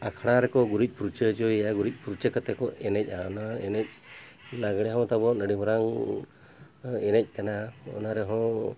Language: Santali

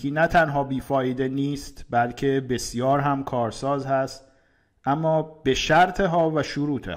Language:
Persian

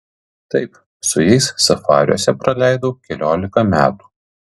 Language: Lithuanian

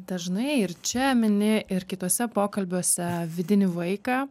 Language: Lithuanian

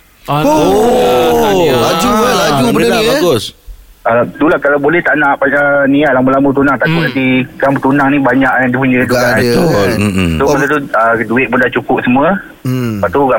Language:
Malay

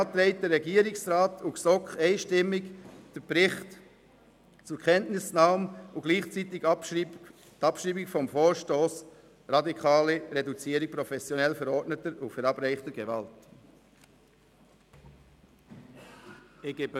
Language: Swiss German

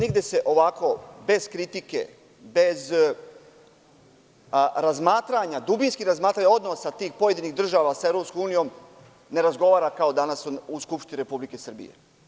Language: Serbian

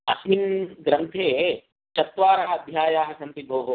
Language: Sanskrit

